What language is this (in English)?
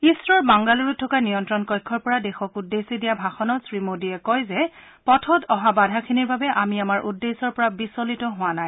Assamese